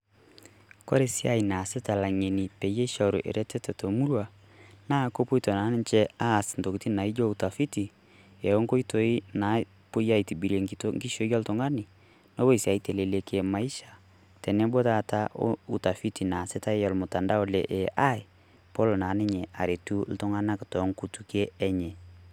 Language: Masai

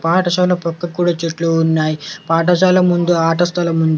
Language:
Telugu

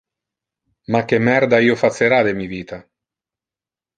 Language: Interlingua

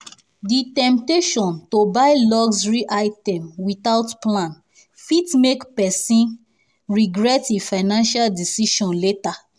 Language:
Nigerian Pidgin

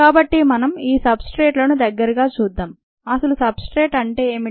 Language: Telugu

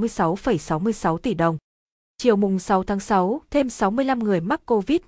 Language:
Vietnamese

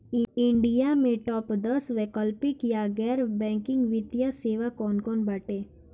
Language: Bhojpuri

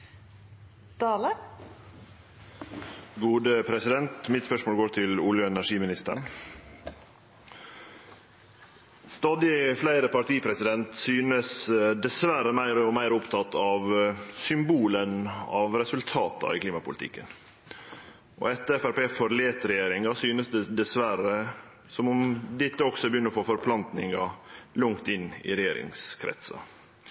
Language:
Norwegian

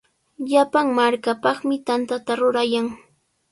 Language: Sihuas Ancash Quechua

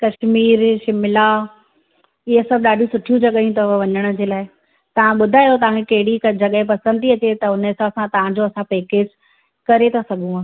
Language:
Sindhi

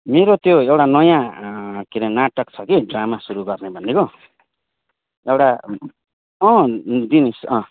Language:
Nepali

